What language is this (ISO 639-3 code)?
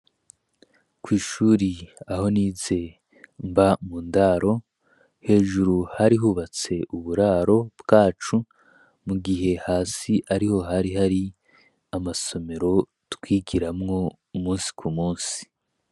run